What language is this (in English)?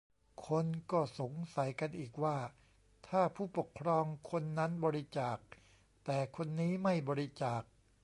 Thai